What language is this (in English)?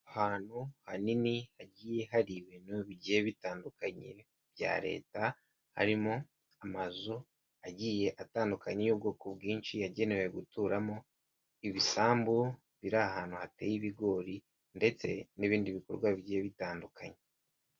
Kinyarwanda